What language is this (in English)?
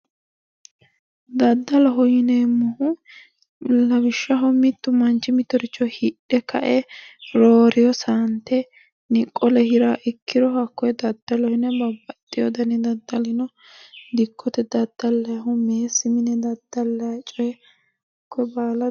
Sidamo